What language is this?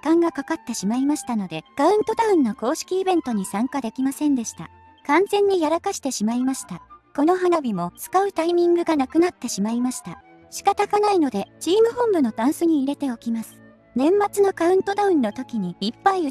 Japanese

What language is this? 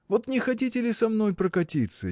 Russian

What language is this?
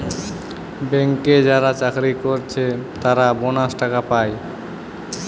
Bangla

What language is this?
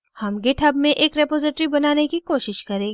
Hindi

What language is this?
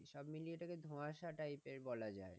Bangla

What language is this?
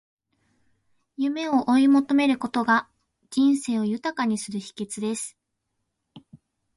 Japanese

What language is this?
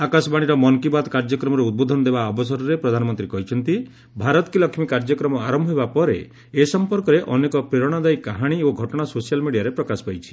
Odia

